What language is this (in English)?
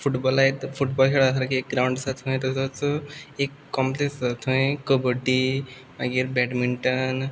Konkani